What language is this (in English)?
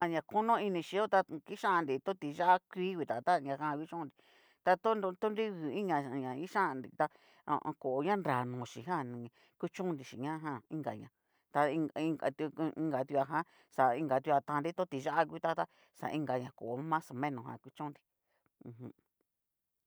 Cacaloxtepec Mixtec